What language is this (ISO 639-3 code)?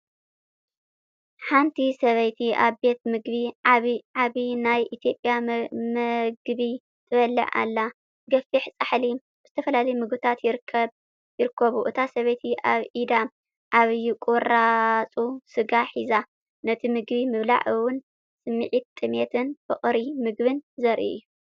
tir